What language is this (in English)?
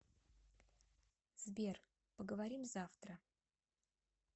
Russian